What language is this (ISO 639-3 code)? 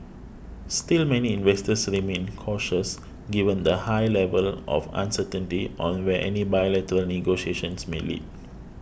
eng